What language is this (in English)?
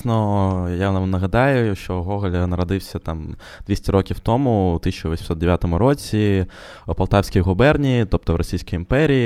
Ukrainian